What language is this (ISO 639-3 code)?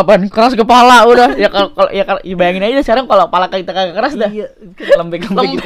ind